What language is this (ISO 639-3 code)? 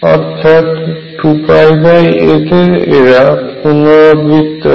ben